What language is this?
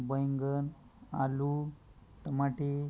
Marathi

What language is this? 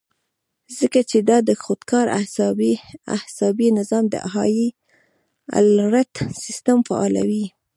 Pashto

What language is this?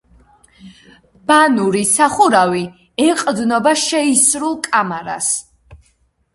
Georgian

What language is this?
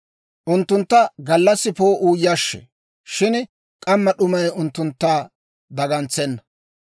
Dawro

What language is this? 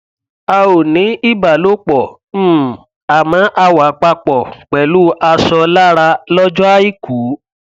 Yoruba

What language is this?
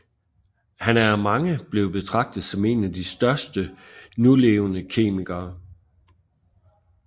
Danish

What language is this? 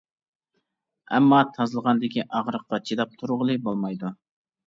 Uyghur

